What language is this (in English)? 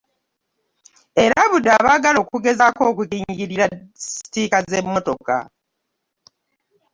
Ganda